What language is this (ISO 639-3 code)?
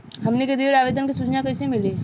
bho